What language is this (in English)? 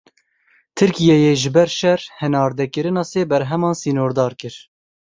Kurdish